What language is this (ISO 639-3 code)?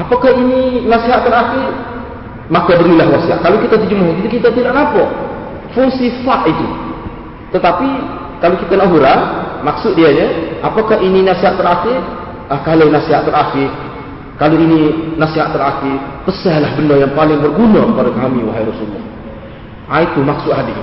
msa